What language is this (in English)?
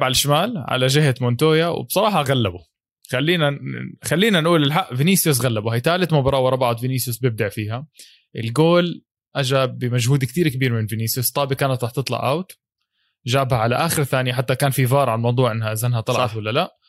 Arabic